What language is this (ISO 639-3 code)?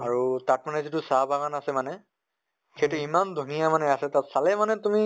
asm